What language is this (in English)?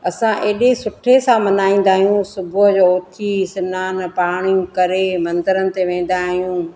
Sindhi